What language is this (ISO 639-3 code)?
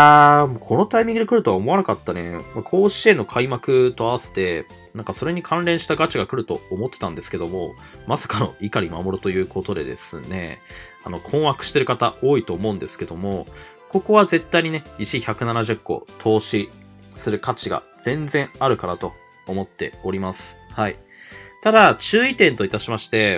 jpn